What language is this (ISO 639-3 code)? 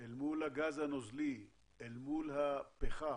heb